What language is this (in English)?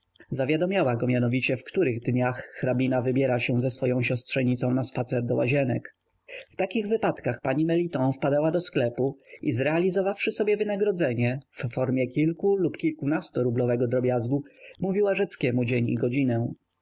Polish